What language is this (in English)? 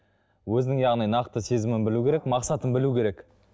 Kazakh